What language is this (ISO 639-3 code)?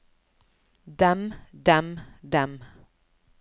nor